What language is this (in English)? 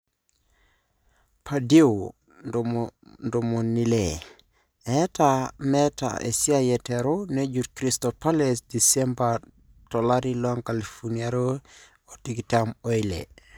Masai